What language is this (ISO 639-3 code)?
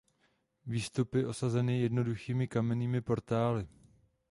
ces